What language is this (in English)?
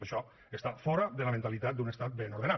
Catalan